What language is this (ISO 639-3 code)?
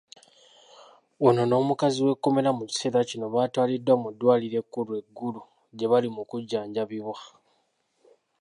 lug